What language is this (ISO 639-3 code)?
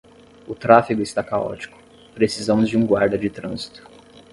por